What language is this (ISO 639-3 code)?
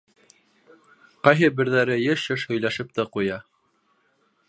bak